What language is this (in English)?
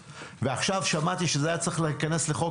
Hebrew